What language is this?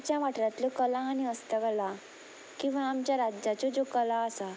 Konkani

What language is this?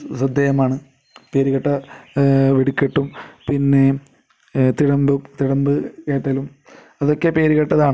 Malayalam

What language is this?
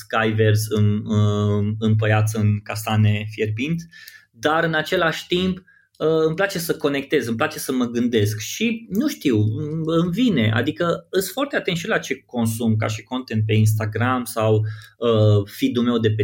Romanian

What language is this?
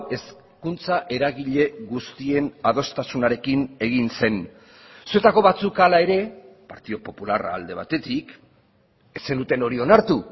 Basque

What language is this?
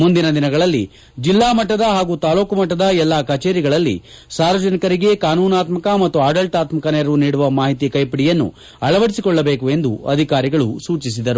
Kannada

